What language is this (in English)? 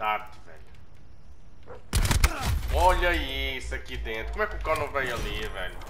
Portuguese